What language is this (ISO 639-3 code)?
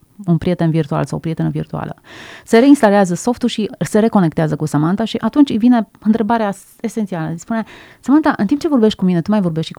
ron